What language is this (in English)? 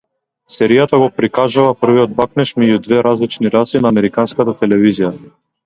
Macedonian